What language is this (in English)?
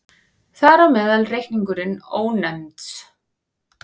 Icelandic